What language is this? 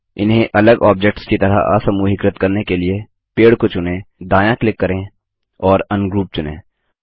Hindi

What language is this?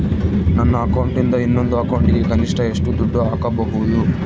Kannada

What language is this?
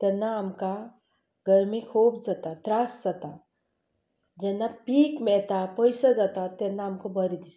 Konkani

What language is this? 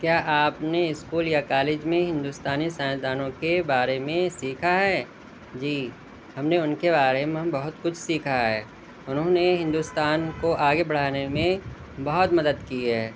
Urdu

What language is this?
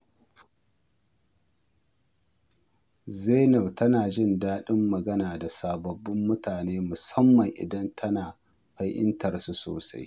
Hausa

